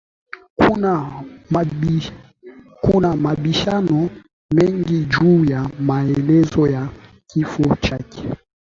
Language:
Swahili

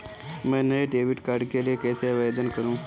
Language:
Hindi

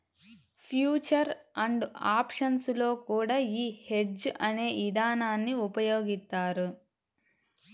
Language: Telugu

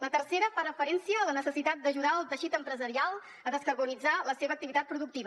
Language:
Catalan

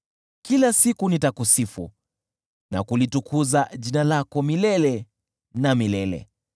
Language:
Swahili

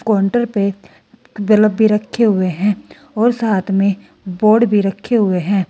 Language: Hindi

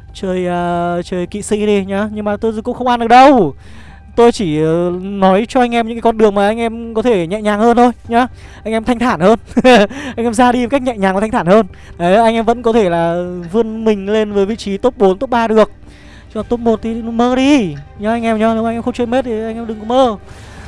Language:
Vietnamese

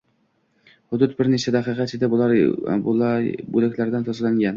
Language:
Uzbek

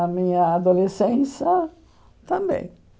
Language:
Portuguese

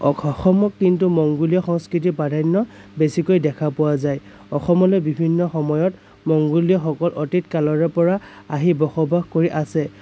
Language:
Assamese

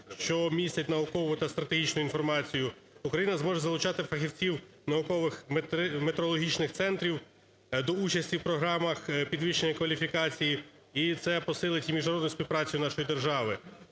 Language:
Ukrainian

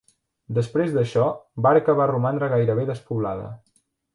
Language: Catalan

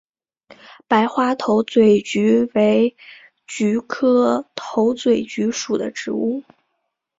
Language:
Chinese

